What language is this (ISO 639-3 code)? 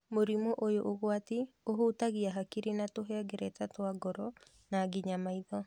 kik